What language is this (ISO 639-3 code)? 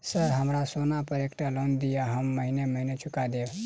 mai